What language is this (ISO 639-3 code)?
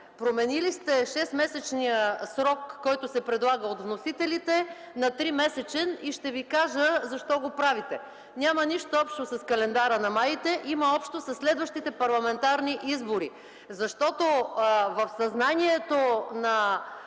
bul